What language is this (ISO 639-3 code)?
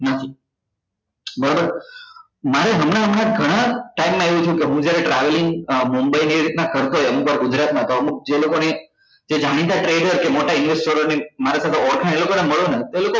guj